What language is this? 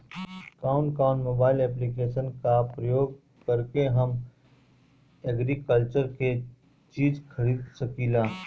Bhojpuri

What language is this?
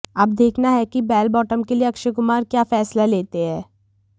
Hindi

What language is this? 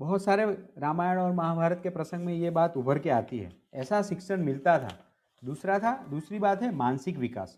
Hindi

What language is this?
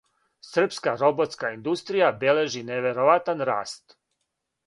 Serbian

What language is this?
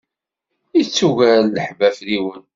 Kabyle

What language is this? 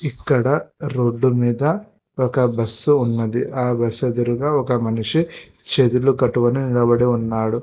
Telugu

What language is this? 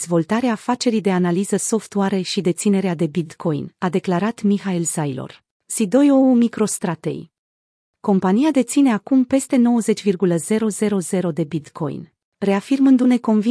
Romanian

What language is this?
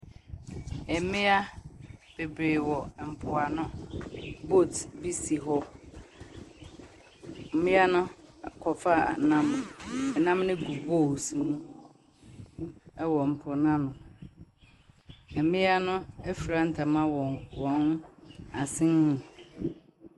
Akan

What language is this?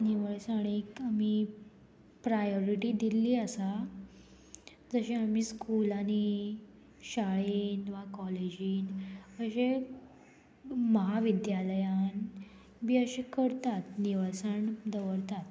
Konkani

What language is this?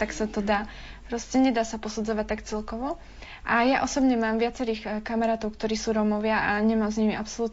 Slovak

